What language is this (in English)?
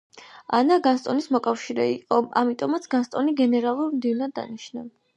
Georgian